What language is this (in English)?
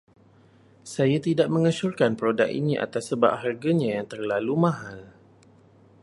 Malay